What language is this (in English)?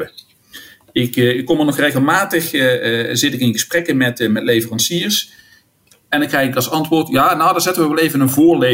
Dutch